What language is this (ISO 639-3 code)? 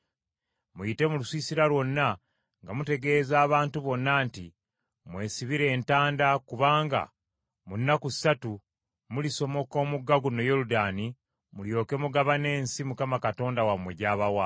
lug